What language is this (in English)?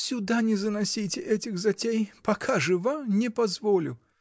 Russian